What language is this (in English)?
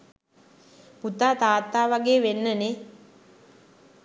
Sinhala